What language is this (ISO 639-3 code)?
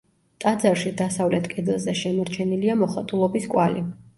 kat